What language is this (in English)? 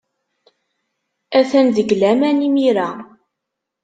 Kabyle